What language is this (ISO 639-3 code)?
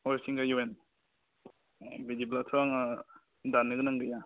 brx